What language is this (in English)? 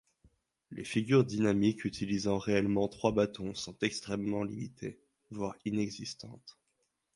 French